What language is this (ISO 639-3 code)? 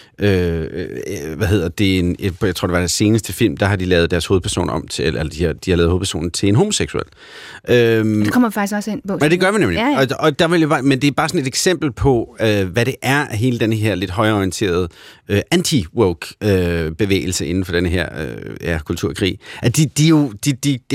dan